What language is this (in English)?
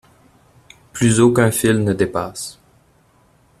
French